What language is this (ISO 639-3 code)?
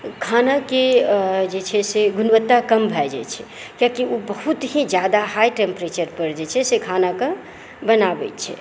mai